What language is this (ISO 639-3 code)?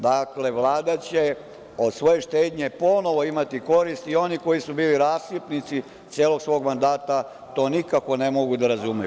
srp